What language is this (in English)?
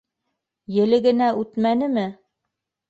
Bashkir